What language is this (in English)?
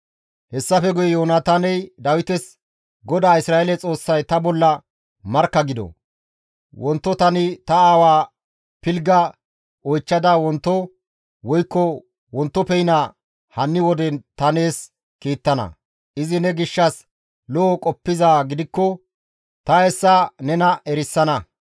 Gamo